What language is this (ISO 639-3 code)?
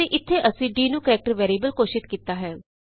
pan